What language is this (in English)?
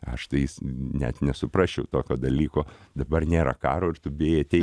Lithuanian